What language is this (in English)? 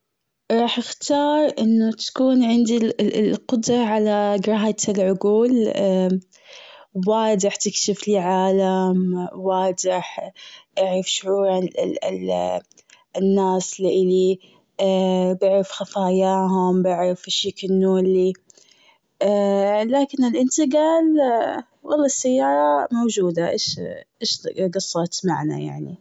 Gulf Arabic